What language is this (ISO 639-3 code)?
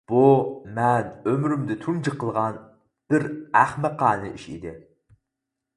uig